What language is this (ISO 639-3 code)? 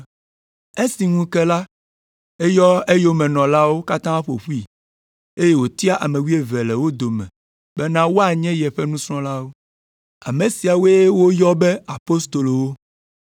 ewe